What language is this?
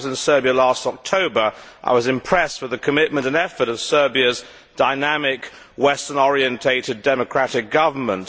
English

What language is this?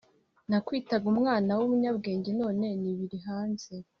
Kinyarwanda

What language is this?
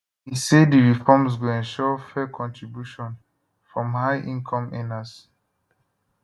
Nigerian Pidgin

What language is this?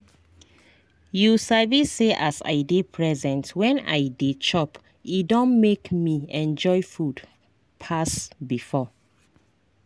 Nigerian Pidgin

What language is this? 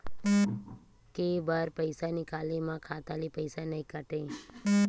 Chhattisgarhi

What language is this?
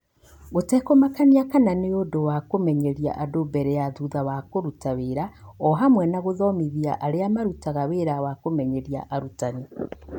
Kikuyu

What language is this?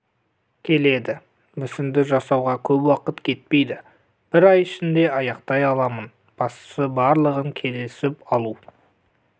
Kazakh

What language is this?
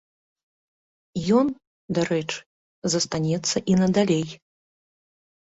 Belarusian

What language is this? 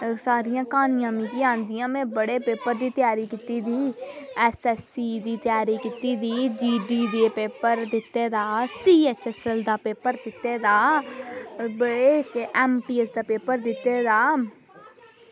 Dogri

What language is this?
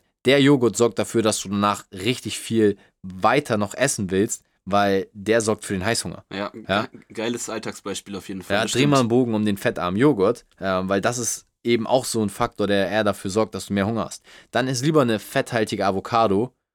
German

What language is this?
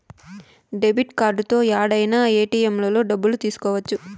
Telugu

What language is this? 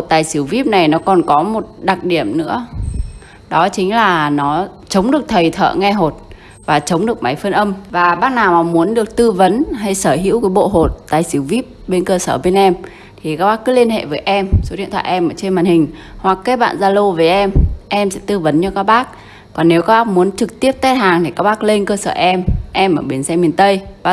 Vietnamese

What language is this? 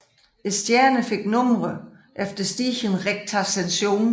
Danish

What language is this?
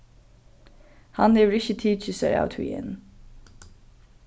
Faroese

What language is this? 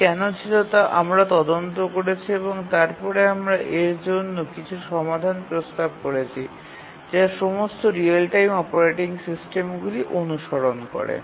Bangla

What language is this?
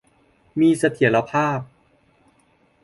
Thai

